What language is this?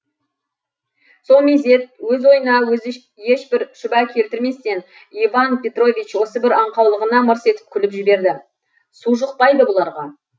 Kazakh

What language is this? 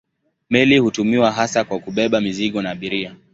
Swahili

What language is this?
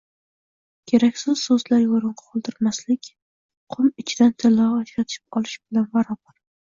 Uzbek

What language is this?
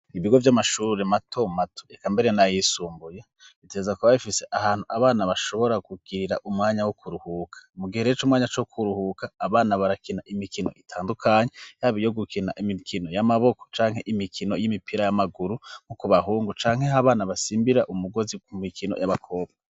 Rundi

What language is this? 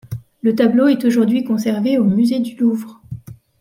French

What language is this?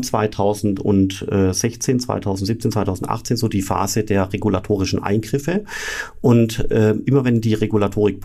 German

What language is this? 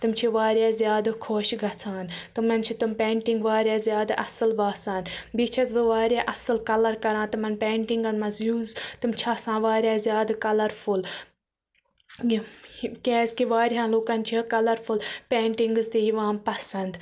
Kashmiri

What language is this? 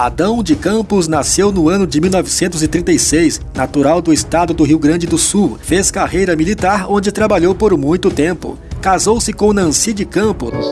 Portuguese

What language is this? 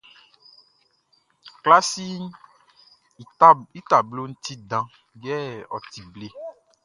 Baoulé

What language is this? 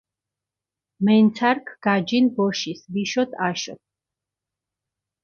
Mingrelian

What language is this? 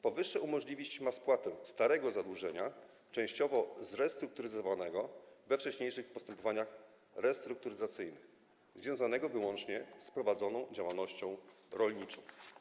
Polish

